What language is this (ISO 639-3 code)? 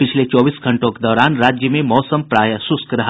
hin